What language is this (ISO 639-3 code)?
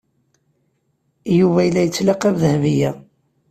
kab